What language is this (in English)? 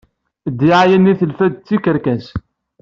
Kabyle